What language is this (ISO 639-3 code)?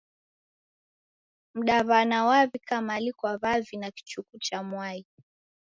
dav